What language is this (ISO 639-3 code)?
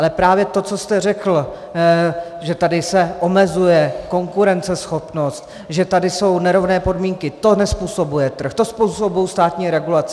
ces